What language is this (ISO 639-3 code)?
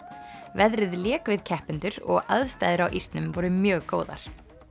isl